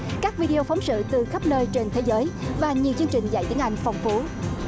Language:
Vietnamese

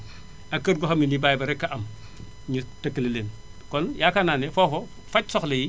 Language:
Wolof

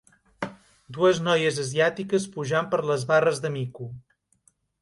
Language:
Catalan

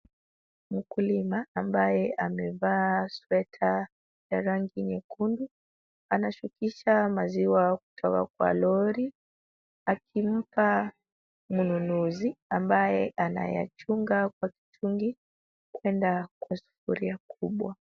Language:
Swahili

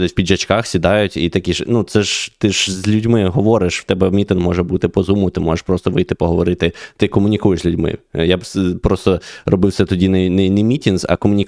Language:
Ukrainian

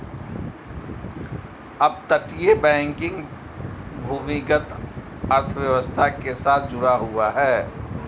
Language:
Hindi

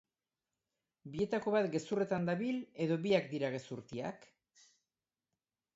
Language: Basque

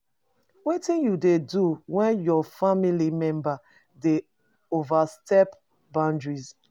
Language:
Nigerian Pidgin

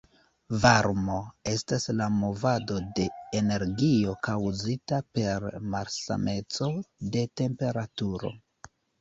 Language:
Esperanto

